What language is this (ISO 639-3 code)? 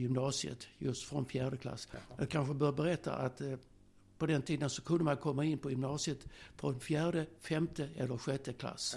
swe